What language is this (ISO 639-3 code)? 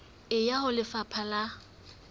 sot